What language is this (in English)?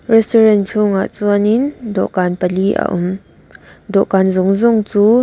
Mizo